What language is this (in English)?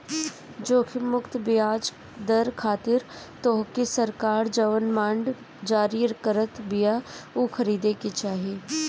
Bhojpuri